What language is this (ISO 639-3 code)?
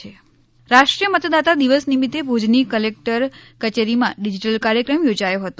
guj